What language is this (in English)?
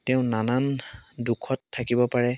Assamese